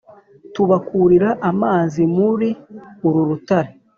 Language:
Kinyarwanda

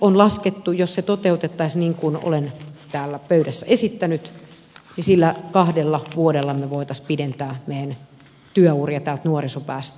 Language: Finnish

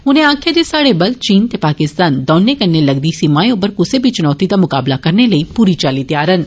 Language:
Dogri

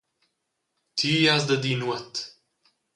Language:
Romansh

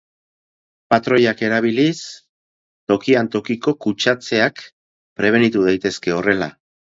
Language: Basque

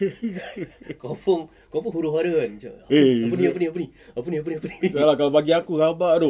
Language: English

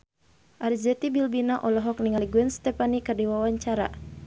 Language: Sundanese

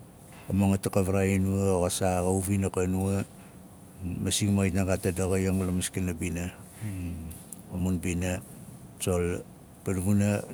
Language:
Nalik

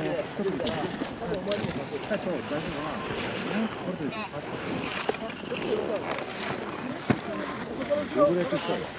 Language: Japanese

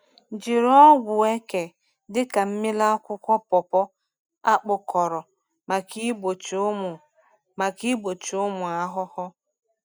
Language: Igbo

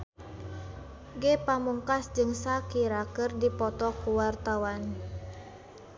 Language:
Sundanese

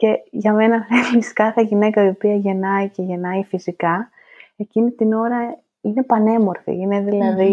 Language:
Greek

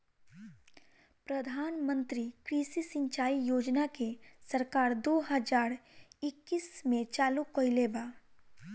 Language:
Bhojpuri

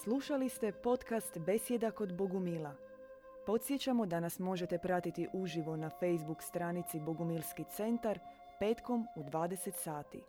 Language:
Croatian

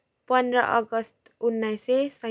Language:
Nepali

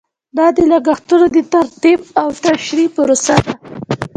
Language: Pashto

